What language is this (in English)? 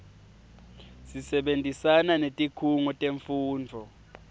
Swati